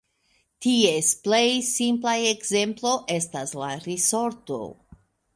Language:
Esperanto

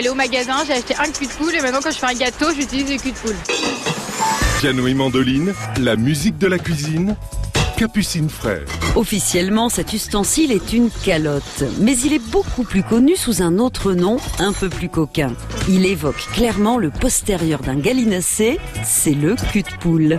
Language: French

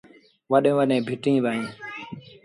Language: Sindhi Bhil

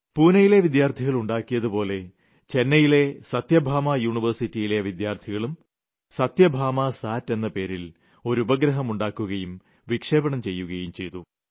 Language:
Malayalam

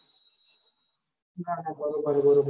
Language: Gujarati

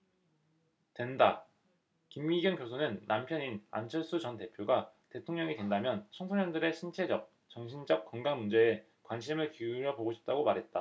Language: Korean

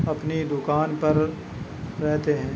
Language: Urdu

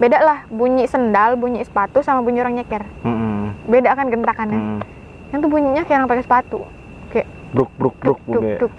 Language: Indonesian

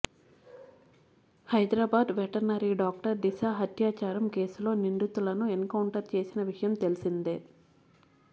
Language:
Telugu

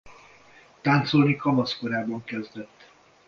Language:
Hungarian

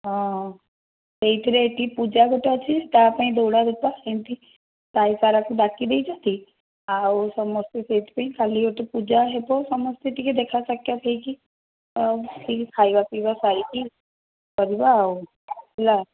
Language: Odia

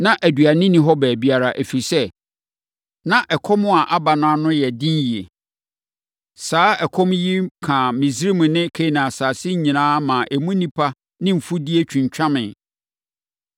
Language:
Akan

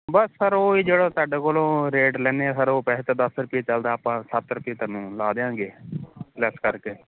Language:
Punjabi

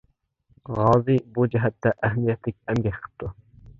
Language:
Uyghur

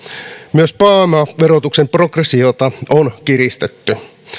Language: Finnish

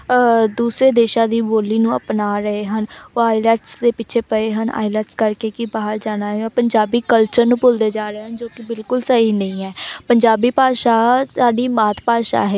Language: Punjabi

